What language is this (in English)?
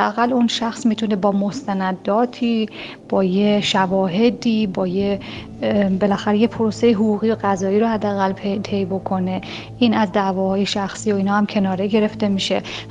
Persian